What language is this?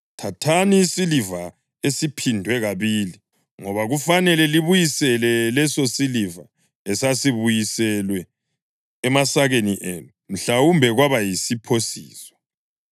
North Ndebele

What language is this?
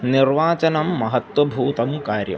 Sanskrit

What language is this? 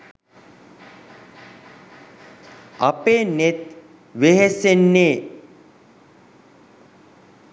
Sinhala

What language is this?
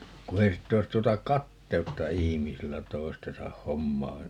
Finnish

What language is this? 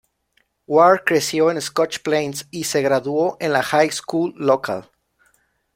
Spanish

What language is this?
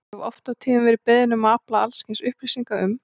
Icelandic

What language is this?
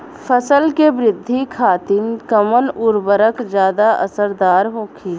Bhojpuri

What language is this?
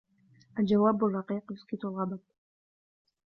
Arabic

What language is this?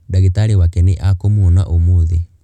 Kikuyu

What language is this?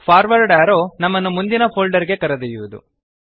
Kannada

